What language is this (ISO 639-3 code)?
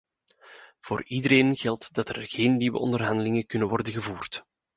nld